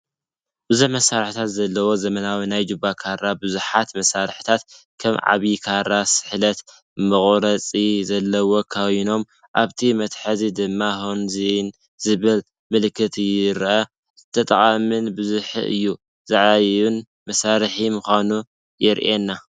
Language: Tigrinya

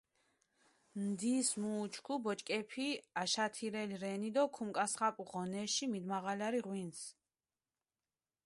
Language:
Mingrelian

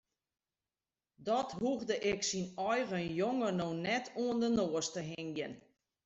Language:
Western Frisian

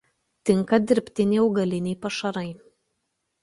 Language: Lithuanian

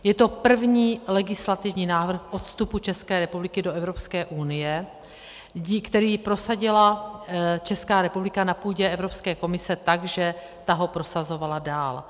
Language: Czech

